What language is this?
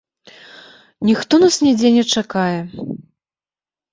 Belarusian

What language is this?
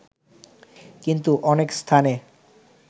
Bangla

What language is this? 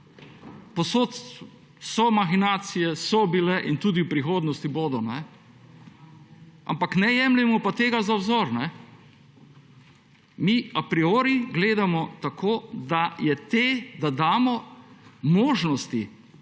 Slovenian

